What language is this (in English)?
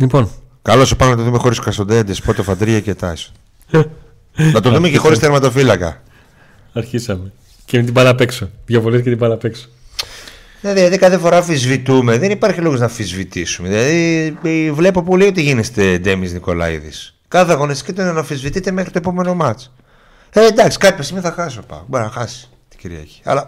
Greek